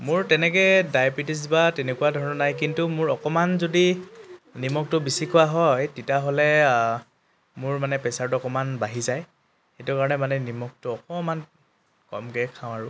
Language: Assamese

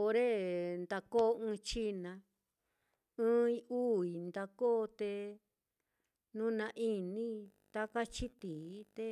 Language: Mitlatongo Mixtec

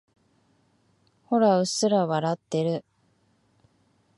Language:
Japanese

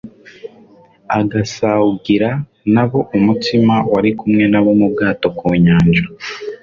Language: Kinyarwanda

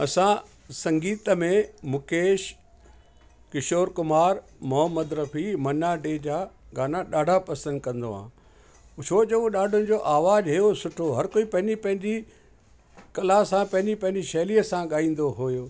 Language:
Sindhi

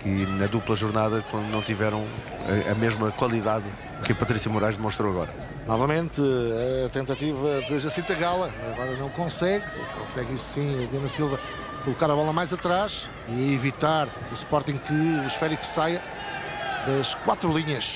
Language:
Portuguese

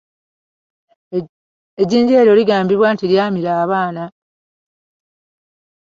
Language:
Ganda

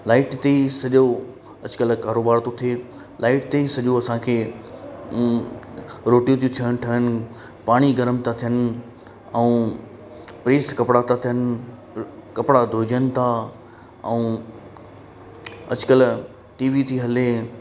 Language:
Sindhi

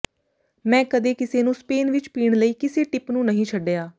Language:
Punjabi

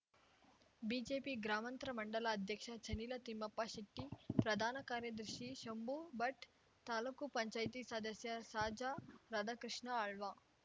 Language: Kannada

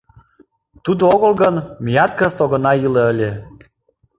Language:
Mari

